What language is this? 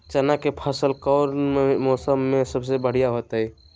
Magahi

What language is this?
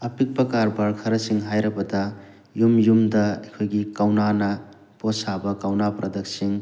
Manipuri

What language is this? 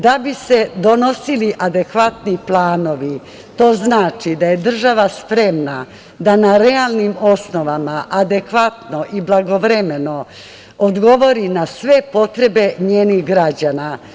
Serbian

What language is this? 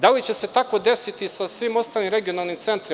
Serbian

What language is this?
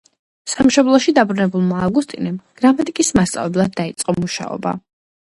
Georgian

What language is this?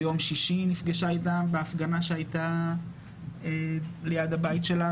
Hebrew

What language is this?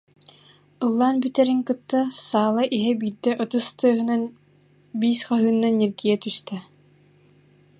Yakut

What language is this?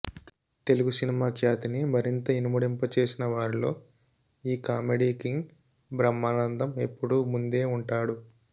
Telugu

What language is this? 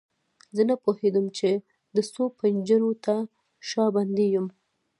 Pashto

